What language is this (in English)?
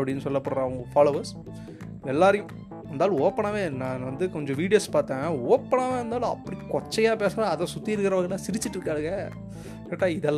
Tamil